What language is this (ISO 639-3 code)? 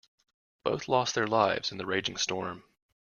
eng